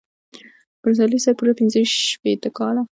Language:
Pashto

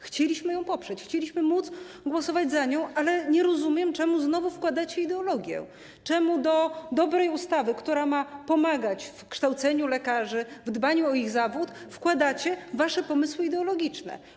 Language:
Polish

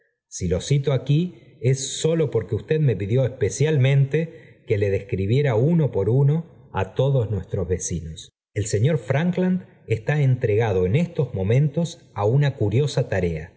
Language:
Spanish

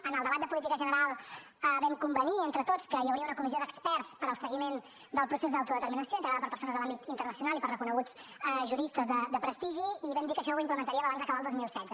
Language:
Catalan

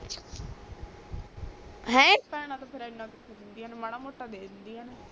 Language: Punjabi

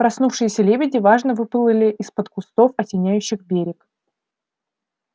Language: Russian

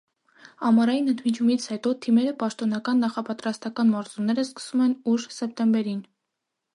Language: Armenian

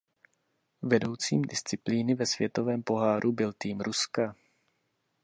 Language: Czech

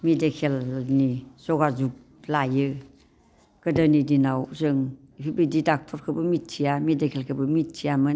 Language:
Bodo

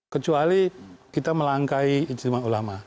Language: Indonesian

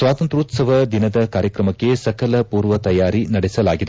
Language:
Kannada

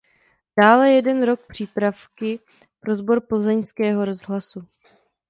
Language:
Czech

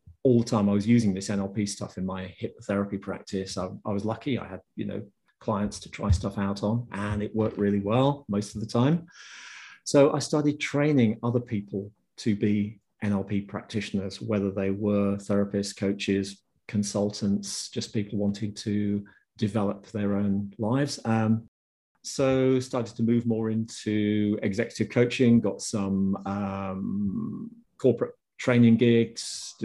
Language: English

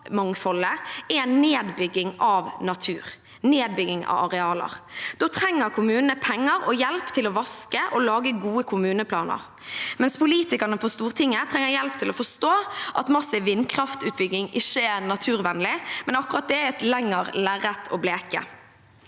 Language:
Norwegian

